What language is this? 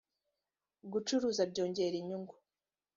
Kinyarwanda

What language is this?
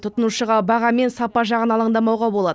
Kazakh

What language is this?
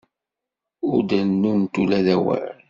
Kabyle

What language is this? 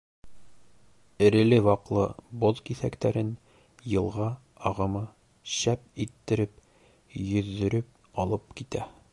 Bashkir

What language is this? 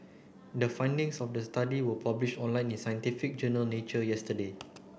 English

